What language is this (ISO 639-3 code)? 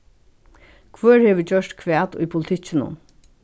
fao